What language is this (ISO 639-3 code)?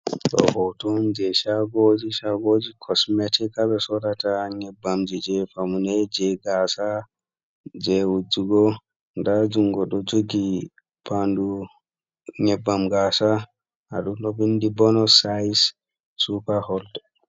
ful